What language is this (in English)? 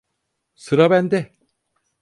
Turkish